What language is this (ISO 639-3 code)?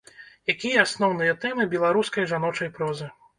bel